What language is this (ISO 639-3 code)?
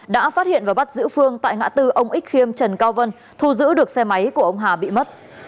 vie